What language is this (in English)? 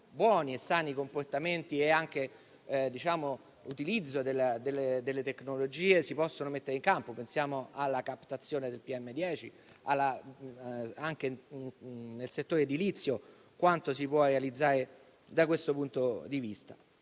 Italian